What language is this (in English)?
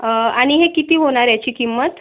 Marathi